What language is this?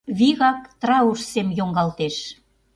Mari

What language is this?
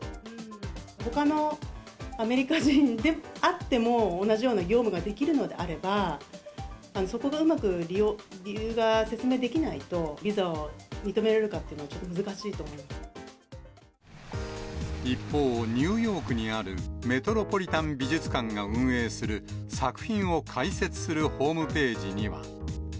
Japanese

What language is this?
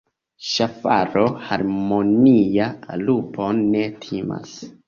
Esperanto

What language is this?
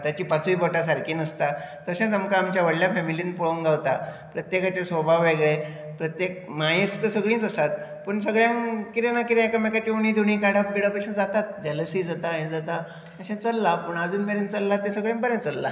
Konkani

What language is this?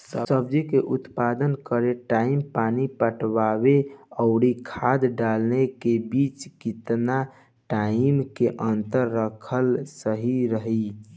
Bhojpuri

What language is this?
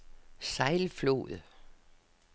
Danish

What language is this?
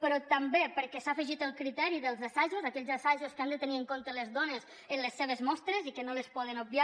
Catalan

